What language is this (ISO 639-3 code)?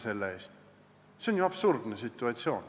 est